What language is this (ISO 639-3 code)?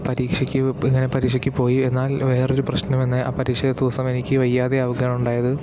mal